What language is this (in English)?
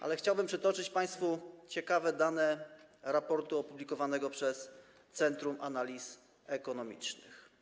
Polish